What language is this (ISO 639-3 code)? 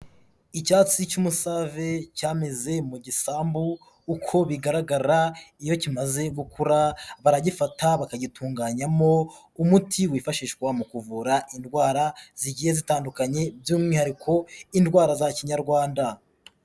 kin